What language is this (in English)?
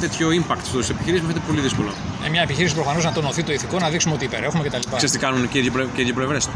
Greek